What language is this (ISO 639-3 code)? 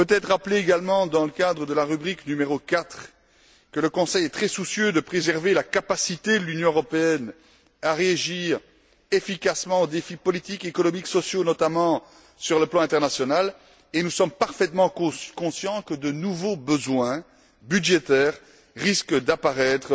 fra